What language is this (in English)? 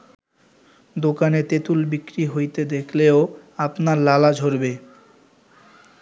Bangla